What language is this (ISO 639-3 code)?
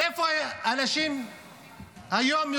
heb